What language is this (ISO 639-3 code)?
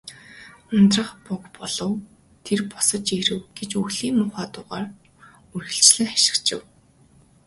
mon